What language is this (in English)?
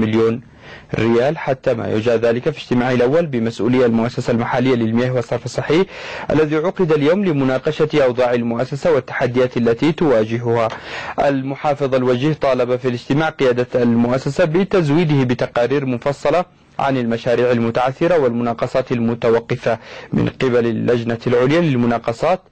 Arabic